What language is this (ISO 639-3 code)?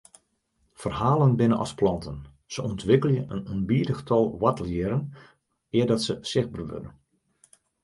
fry